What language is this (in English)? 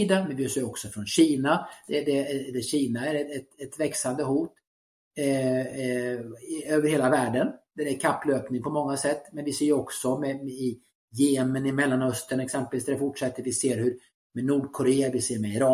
Swedish